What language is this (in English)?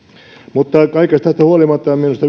Finnish